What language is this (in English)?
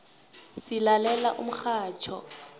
South Ndebele